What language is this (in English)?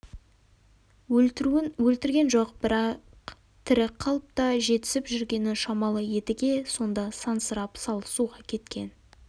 Kazakh